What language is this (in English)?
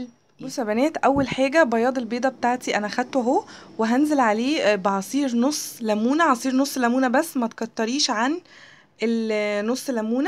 Arabic